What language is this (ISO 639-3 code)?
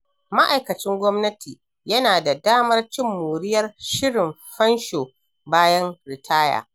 hau